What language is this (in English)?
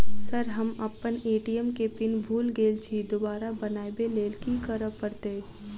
Maithili